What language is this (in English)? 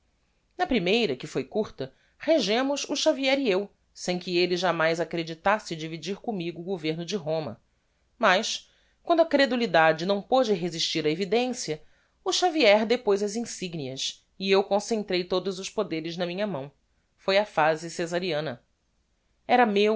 Portuguese